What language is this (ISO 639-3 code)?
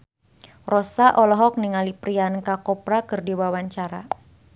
sun